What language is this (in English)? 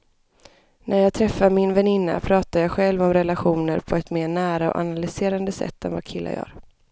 Swedish